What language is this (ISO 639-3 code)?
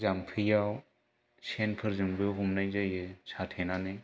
brx